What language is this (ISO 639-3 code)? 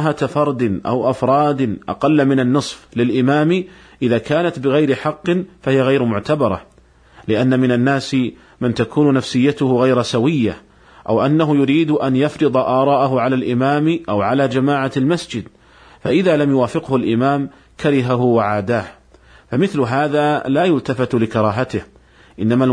ara